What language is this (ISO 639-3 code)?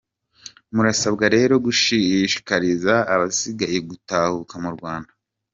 kin